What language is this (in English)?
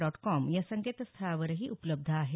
Marathi